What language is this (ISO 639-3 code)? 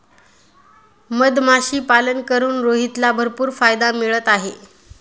mar